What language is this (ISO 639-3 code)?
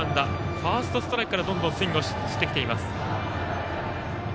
jpn